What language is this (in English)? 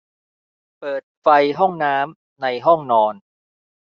Thai